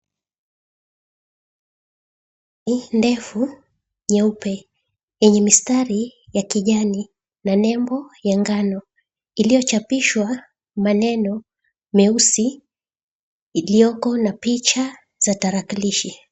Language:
Swahili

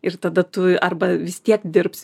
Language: Lithuanian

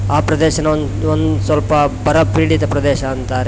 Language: Kannada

